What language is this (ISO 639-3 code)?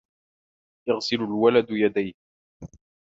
ara